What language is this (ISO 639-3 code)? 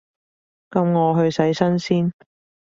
yue